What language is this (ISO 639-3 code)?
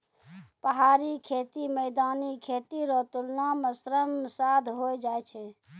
mai